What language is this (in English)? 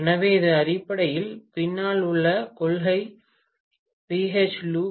Tamil